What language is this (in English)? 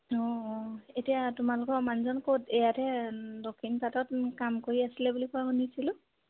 Assamese